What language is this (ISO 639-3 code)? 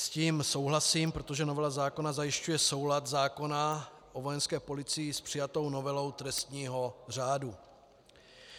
ces